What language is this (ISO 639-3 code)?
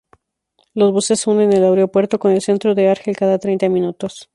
spa